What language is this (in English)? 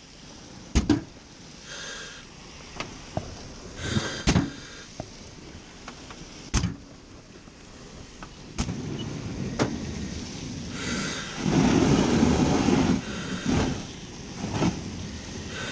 Dutch